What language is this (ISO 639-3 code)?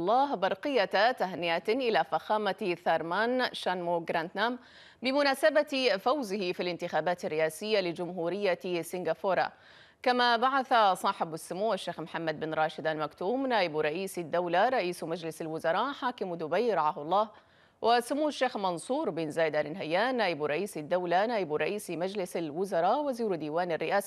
ara